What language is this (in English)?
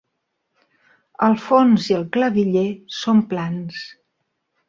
Catalan